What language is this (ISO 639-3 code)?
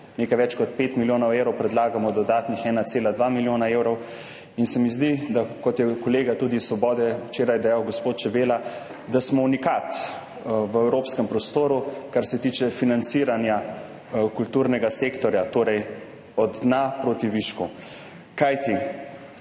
slv